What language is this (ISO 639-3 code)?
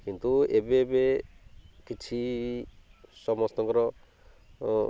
ori